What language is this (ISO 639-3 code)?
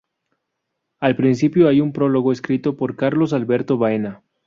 spa